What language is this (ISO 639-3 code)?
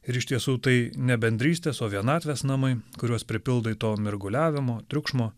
lit